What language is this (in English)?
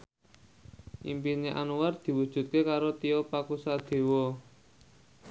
Javanese